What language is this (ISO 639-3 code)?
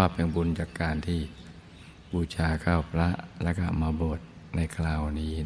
tha